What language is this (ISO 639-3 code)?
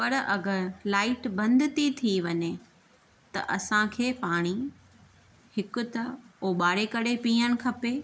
snd